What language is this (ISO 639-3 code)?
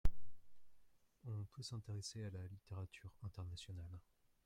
fra